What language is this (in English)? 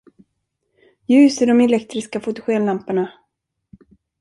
Swedish